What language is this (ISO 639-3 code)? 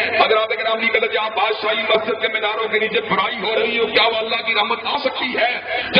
ara